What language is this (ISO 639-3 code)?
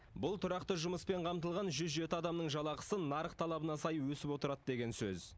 kaz